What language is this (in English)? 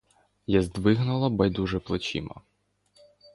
Ukrainian